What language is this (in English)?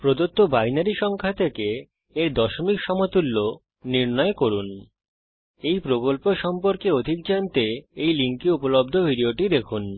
Bangla